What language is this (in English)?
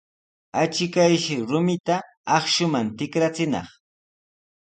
Sihuas Ancash Quechua